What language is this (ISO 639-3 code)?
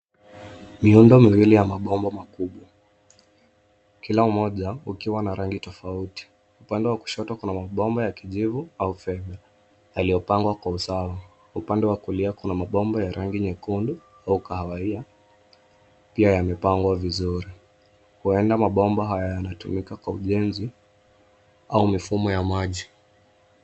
swa